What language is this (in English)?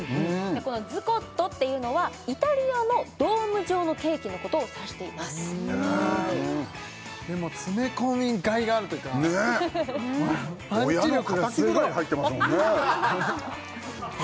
Japanese